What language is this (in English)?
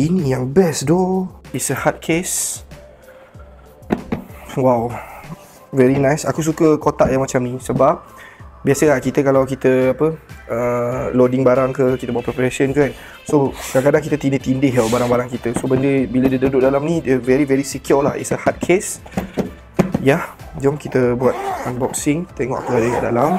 Malay